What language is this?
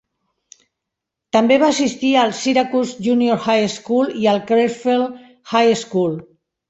Catalan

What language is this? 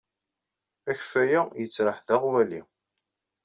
Kabyle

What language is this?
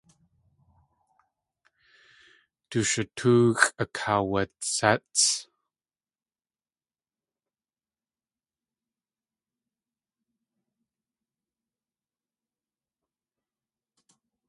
Tlingit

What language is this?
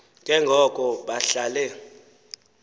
Xhosa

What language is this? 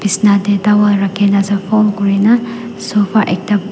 Naga Pidgin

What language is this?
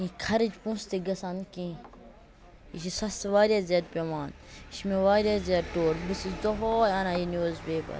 Kashmiri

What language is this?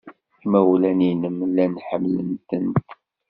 Kabyle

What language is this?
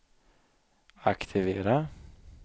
Swedish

